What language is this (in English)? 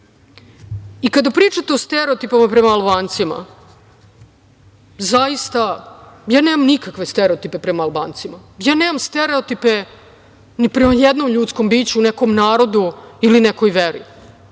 Serbian